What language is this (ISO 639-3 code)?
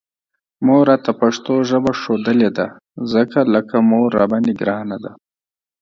pus